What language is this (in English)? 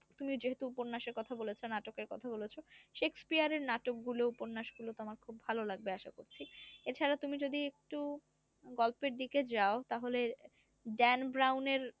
Bangla